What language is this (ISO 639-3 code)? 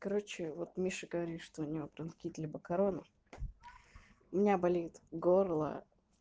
rus